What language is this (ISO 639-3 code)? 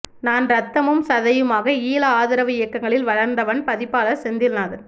tam